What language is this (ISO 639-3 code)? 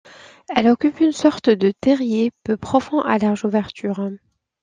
fra